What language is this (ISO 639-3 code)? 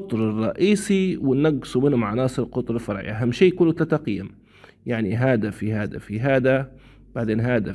ara